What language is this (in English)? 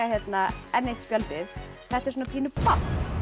Icelandic